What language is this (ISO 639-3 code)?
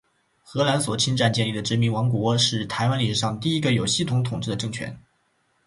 zho